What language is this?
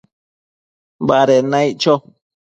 Matsés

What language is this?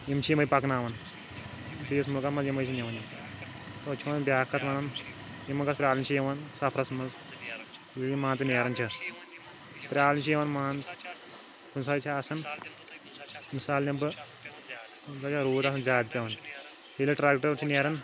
Kashmiri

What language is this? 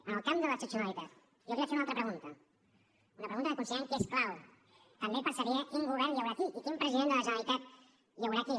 Catalan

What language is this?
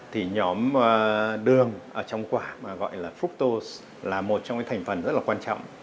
Vietnamese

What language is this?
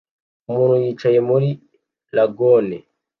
Kinyarwanda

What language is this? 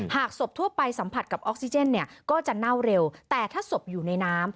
Thai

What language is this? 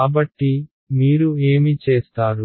Telugu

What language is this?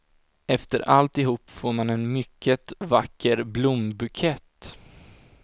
Swedish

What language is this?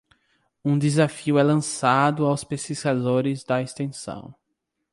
Portuguese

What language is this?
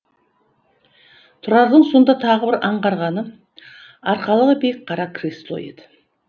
Kazakh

